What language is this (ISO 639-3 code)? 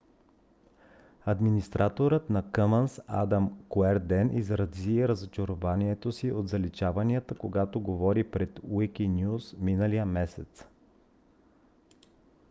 bul